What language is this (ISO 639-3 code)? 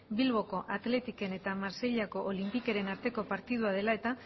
eus